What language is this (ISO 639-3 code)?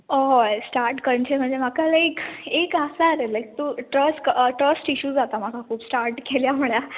kok